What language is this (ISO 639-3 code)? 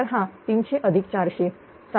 mar